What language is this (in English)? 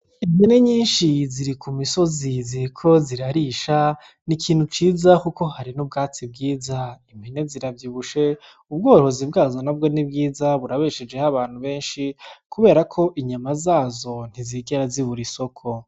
Rundi